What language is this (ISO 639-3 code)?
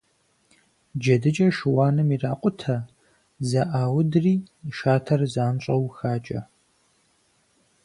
kbd